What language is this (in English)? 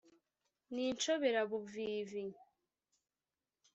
Kinyarwanda